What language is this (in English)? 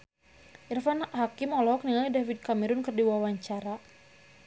Sundanese